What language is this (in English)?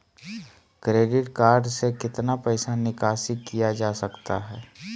Magahi